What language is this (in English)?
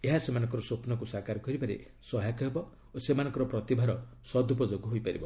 Odia